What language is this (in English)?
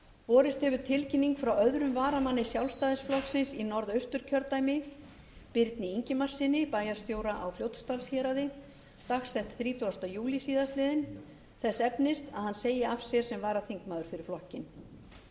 Icelandic